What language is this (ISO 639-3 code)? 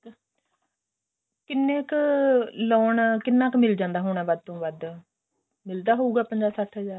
pan